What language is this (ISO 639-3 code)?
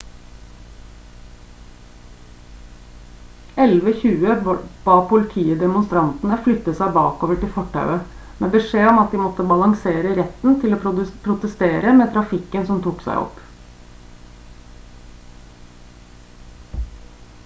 nob